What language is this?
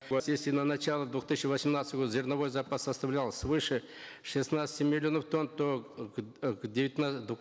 Kazakh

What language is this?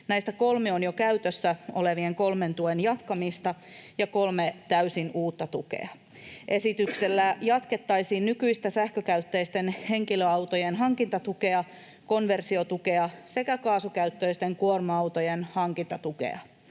Finnish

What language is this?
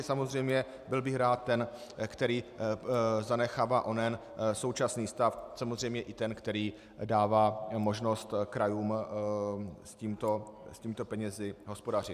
Czech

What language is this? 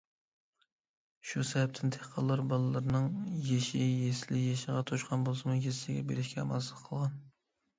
Uyghur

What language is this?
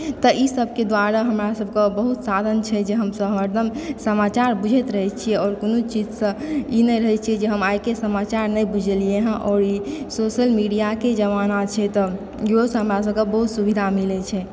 Maithili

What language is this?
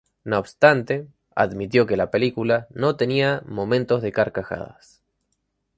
Spanish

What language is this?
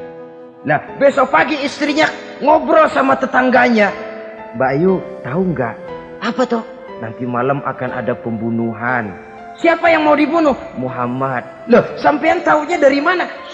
Indonesian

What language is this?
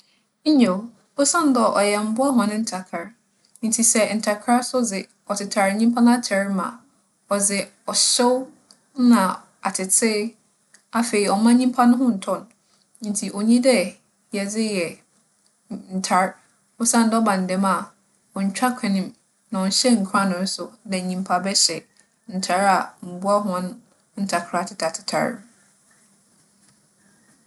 Akan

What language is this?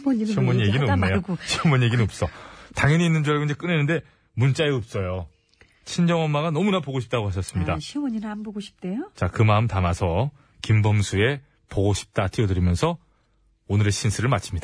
Korean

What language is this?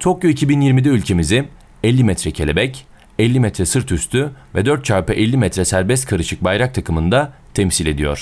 Turkish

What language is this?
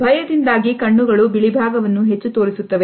Kannada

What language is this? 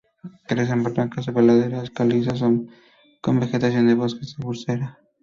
Spanish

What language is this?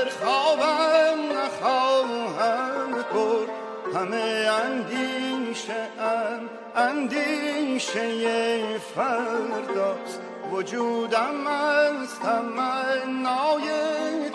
Persian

